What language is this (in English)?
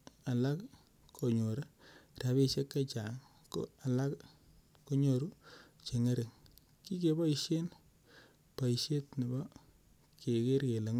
Kalenjin